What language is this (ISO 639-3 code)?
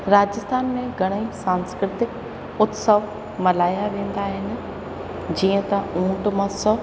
snd